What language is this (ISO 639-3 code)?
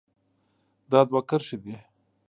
pus